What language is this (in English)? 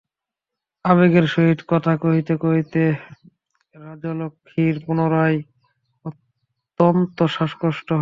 Bangla